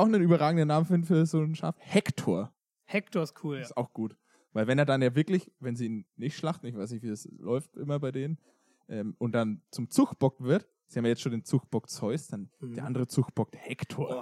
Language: German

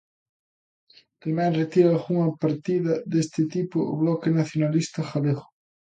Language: Galician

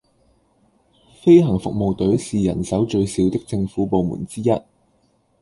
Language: Cantonese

